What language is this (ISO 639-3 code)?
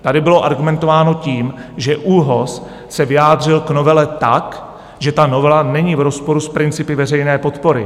ces